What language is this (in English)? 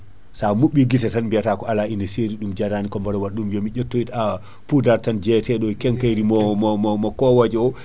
Fula